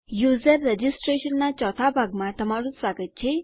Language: Gujarati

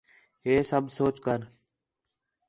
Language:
Khetrani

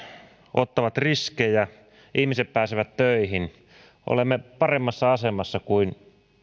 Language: Finnish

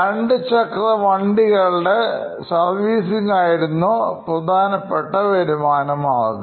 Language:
Malayalam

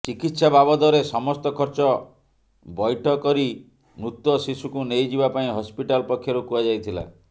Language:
Odia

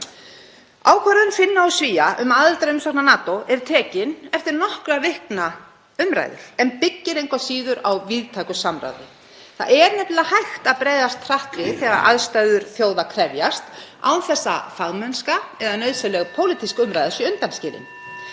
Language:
Icelandic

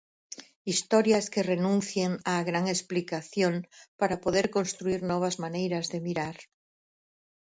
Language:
Galician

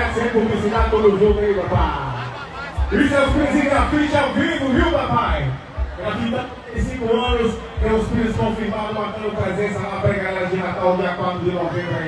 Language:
Portuguese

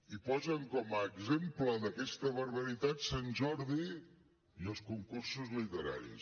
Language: Catalan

